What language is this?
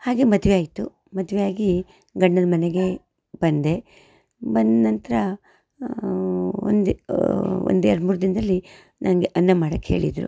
Kannada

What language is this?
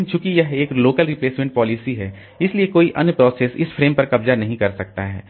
Hindi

